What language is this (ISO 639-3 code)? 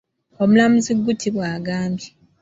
lug